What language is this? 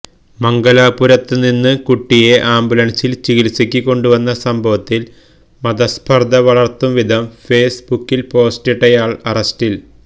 Malayalam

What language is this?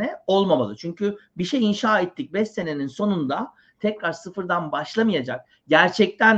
Turkish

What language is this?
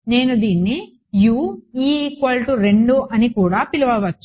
Telugu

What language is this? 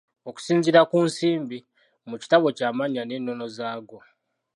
Ganda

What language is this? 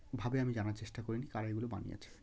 Bangla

